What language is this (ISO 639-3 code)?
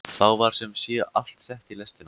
isl